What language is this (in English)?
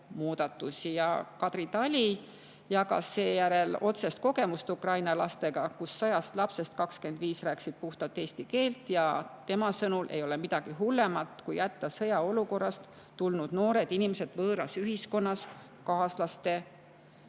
Estonian